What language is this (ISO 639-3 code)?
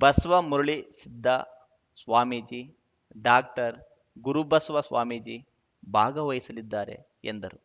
kan